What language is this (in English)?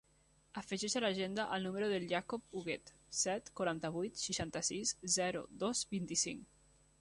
Catalan